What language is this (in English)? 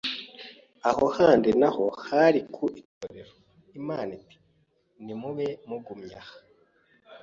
Kinyarwanda